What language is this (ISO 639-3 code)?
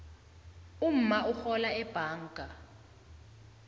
nbl